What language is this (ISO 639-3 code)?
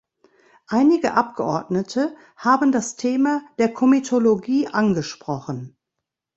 deu